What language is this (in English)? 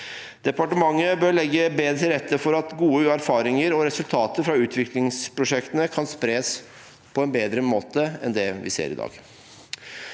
Norwegian